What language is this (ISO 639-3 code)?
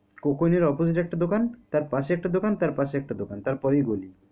ben